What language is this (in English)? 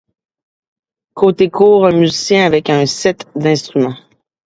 French